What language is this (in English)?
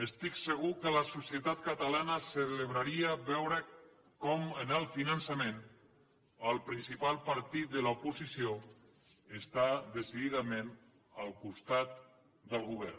Catalan